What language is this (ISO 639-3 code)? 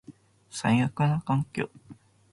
jpn